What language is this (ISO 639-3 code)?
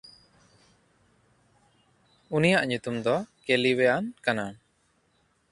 sat